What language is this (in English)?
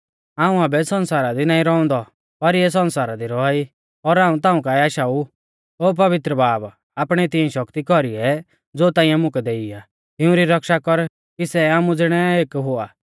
Mahasu Pahari